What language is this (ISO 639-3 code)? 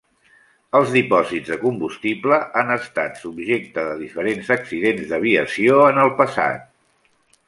cat